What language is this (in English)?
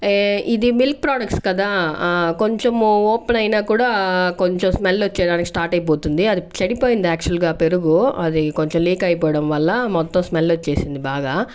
Telugu